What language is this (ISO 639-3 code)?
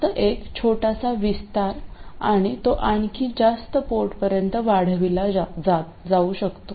mar